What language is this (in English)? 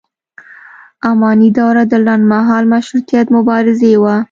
Pashto